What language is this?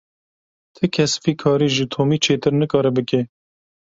Kurdish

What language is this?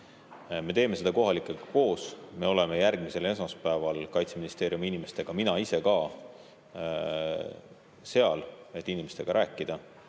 Estonian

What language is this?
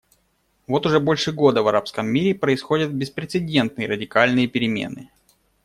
Russian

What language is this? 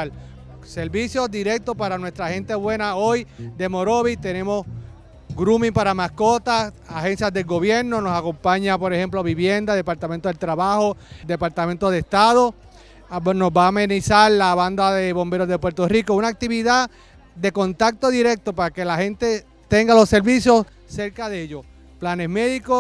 Spanish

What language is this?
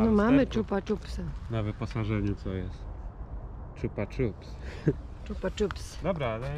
Polish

